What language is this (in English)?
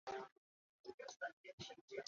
Chinese